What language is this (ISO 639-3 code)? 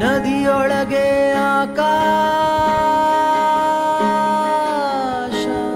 kan